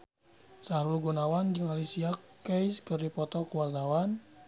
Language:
Sundanese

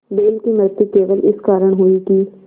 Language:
Hindi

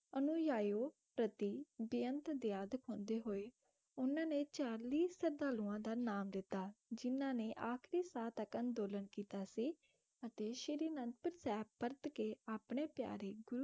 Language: Punjabi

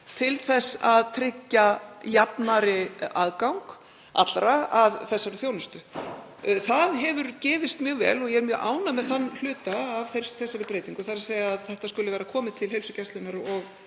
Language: Icelandic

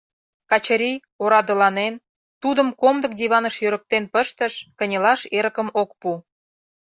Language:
Mari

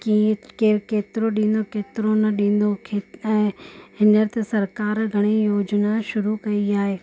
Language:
Sindhi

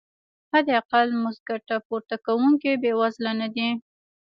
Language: Pashto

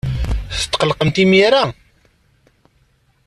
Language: Kabyle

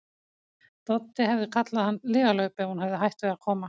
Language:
Icelandic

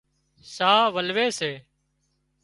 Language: Wadiyara Koli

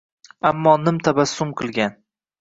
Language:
Uzbek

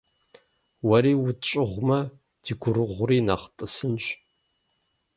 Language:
Kabardian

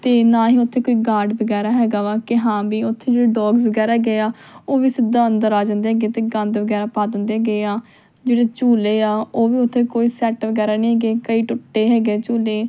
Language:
Punjabi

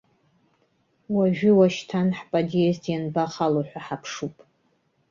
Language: Abkhazian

